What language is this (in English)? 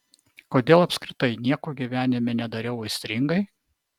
Lithuanian